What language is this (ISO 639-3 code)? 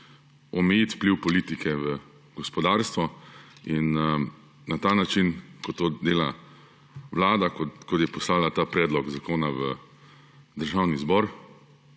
slv